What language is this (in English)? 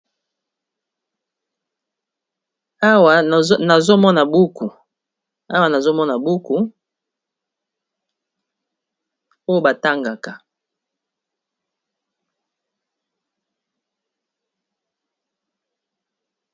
Lingala